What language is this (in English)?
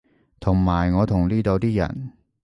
Cantonese